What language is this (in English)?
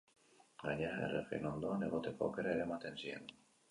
Basque